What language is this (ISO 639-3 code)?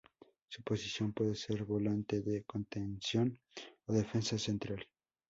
spa